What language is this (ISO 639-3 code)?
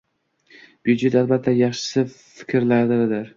uzb